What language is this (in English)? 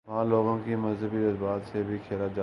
Urdu